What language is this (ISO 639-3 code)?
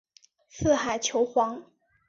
zho